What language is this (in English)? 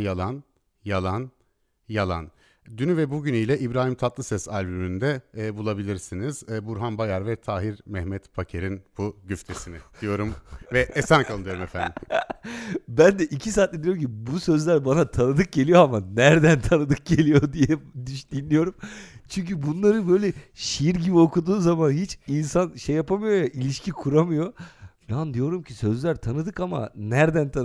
Turkish